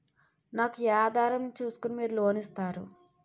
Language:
Telugu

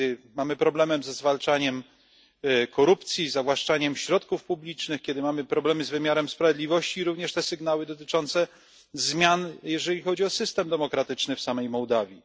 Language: Polish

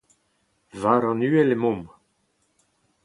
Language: Breton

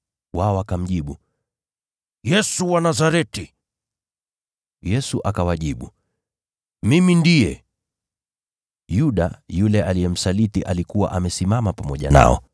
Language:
Swahili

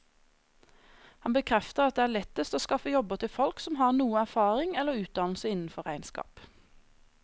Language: Norwegian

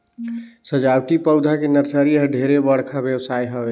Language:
Chhattisgarhi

